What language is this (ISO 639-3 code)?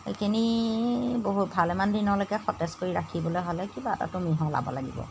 asm